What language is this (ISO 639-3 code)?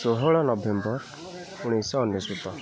ori